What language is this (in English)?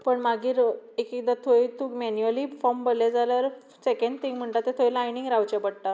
Konkani